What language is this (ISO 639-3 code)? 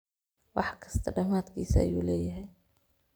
som